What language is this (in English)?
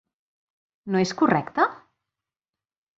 Catalan